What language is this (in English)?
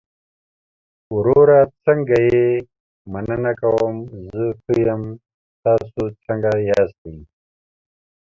Pashto